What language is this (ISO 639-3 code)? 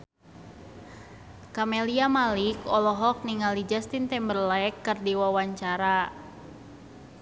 sun